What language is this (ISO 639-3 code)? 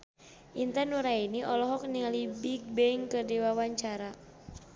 sun